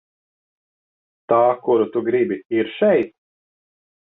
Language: Latvian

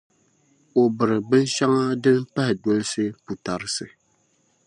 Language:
Dagbani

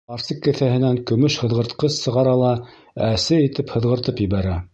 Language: Bashkir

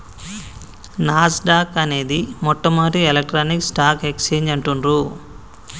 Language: Telugu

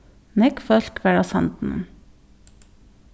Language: Faroese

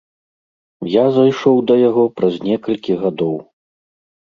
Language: Belarusian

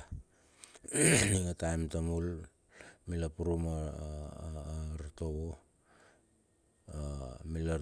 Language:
Bilur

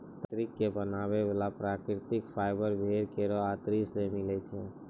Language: Maithili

